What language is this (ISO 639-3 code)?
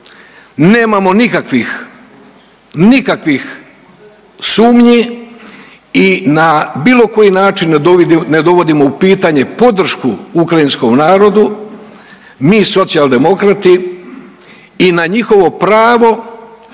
hrv